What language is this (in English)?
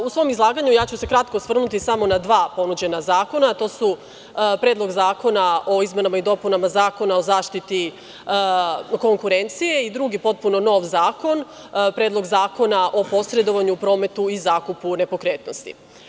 Serbian